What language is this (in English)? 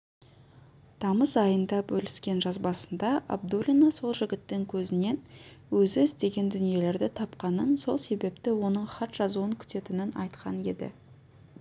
Kazakh